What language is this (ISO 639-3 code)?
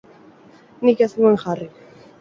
eus